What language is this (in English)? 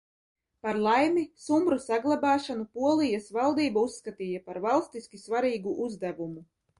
Latvian